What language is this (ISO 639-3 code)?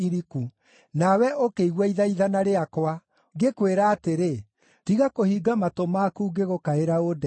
kik